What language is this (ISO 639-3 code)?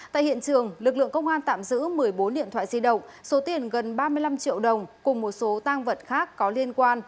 vie